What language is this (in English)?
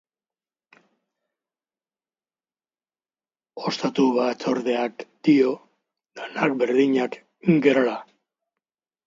Basque